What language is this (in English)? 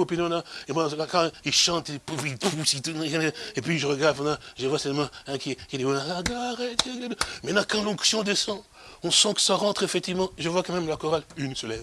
French